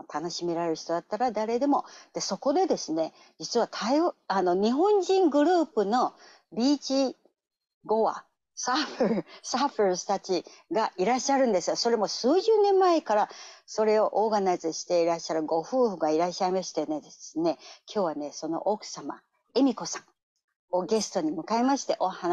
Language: Japanese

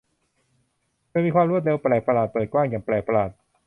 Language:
Thai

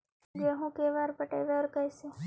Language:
Magahi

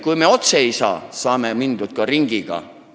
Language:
Estonian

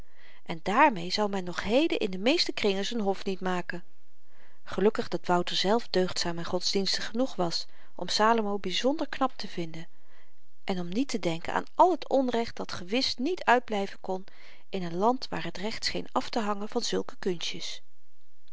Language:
Dutch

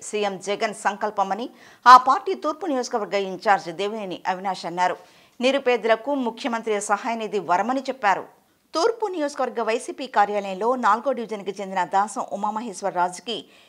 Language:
Telugu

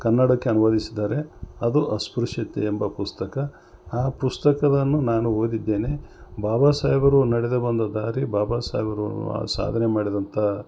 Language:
Kannada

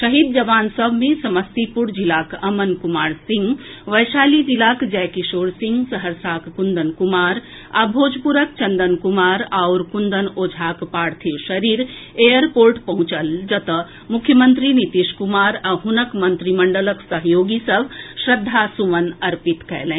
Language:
Maithili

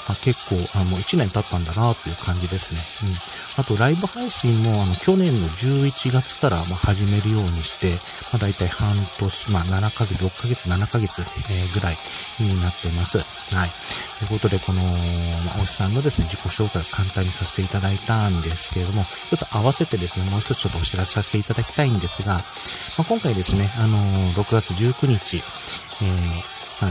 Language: Japanese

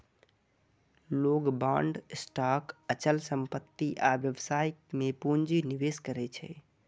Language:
Maithili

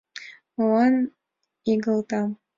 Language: Mari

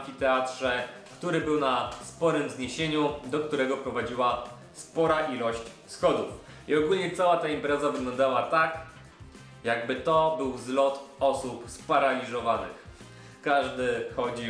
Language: Polish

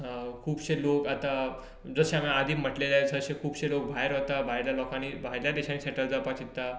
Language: Konkani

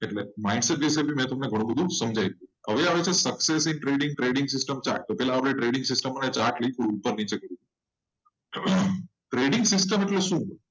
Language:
Gujarati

